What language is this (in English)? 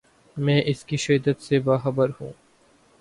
Urdu